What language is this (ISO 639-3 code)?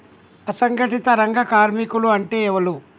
tel